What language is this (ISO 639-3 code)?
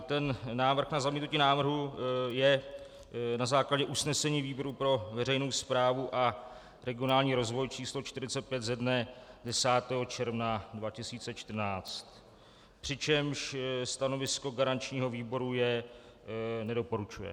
ces